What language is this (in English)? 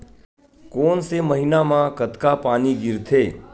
Chhattisgarhi